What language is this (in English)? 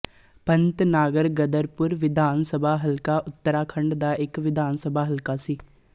Punjabi